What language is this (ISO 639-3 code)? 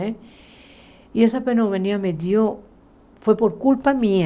por